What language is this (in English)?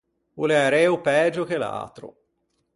Ligurian